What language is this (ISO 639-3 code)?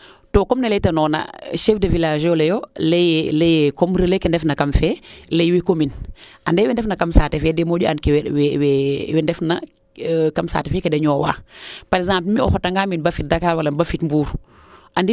srr